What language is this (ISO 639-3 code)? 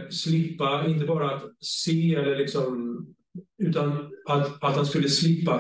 swe